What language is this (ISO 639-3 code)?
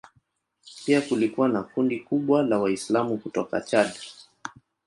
swa